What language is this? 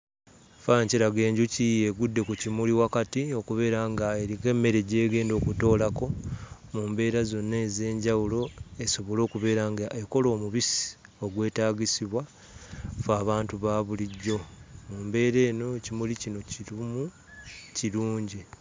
Ganda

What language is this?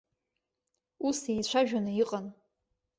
Abkhazian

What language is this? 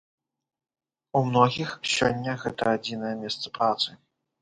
Belarusian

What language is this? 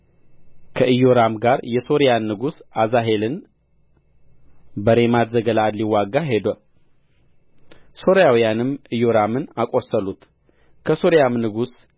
Amharic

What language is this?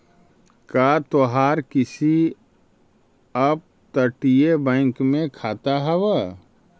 Magahi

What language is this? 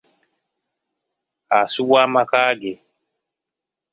Ganda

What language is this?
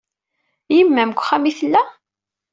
Kabyle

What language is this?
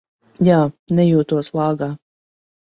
Latvian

